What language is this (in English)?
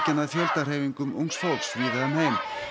Icelandic